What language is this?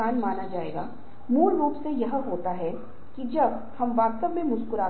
Hindi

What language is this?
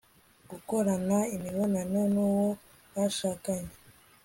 Kinyarwanda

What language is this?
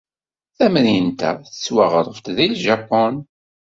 Kabyle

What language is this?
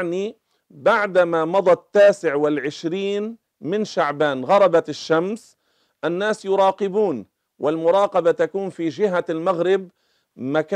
Arabic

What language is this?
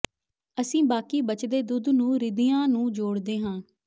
Punjabi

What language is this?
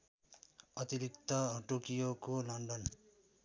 Nepali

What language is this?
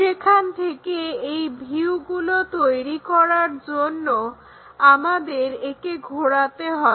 Bangla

